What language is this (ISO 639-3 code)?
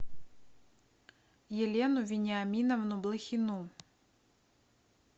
rus